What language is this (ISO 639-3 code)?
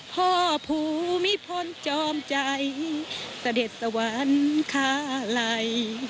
tha